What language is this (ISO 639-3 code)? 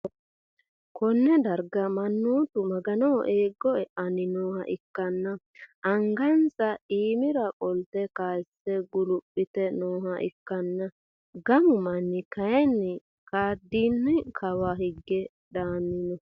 sid